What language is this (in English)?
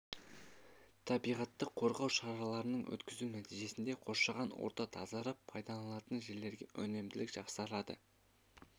Kazakh